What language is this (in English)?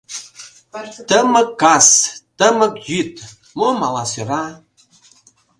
Mari